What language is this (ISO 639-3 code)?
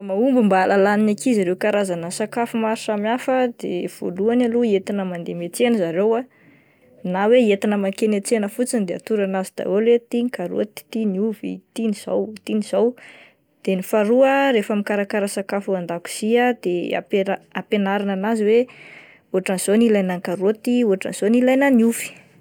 mlg